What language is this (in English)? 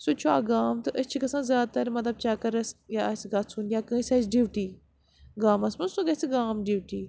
Kashmiri